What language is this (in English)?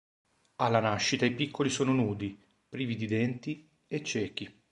Italian